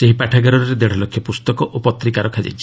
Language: Odia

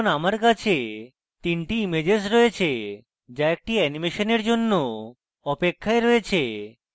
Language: Bangla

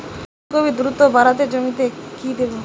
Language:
Bangla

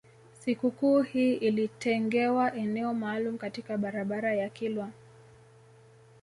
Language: Swahili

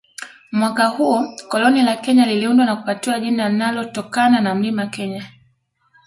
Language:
Swahili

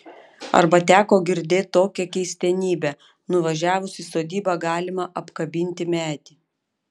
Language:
Lithuanian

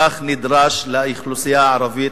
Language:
Hebrew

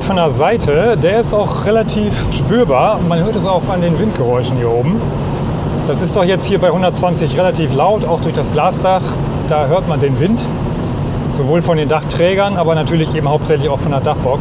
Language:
German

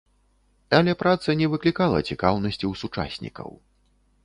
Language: Belarusian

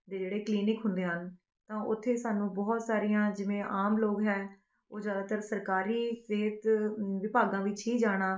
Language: Punjabi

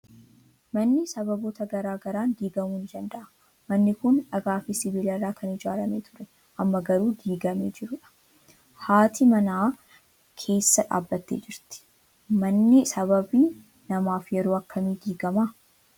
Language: Oromo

